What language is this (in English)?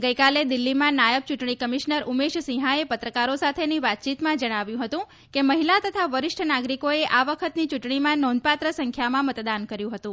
Gujarati